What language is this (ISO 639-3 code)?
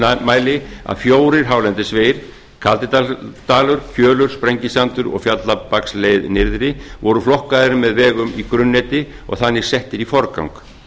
isl